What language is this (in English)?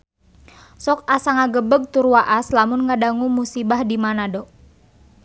Sundanese